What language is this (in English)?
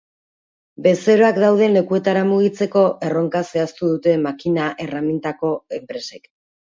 Basque